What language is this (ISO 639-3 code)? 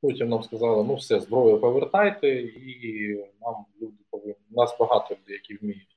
ukr